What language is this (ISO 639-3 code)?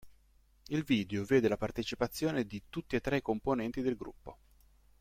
ita